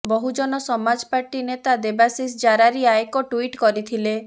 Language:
Odia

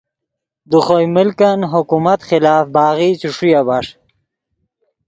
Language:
Yidgha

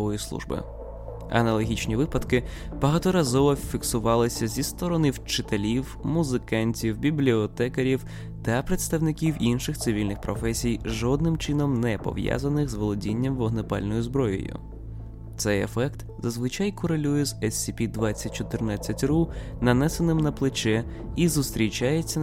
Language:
Ukrainian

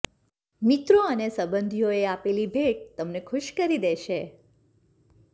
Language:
Gujarati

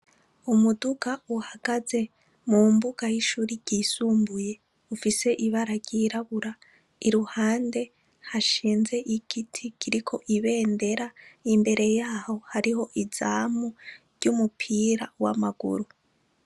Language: Rundi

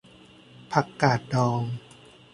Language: Thai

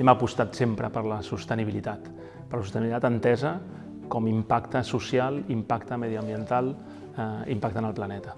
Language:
Catalan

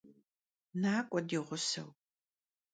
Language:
Kabardian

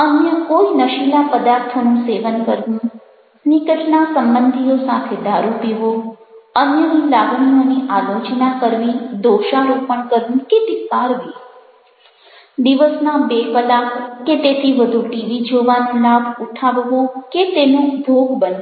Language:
Gujarati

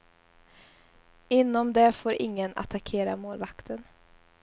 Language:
Swedish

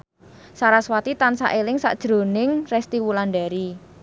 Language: Javanese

